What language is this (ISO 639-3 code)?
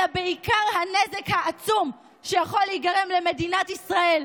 heb